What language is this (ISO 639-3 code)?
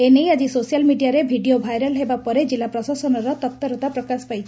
ori